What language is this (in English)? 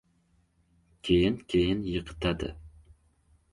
Uzbek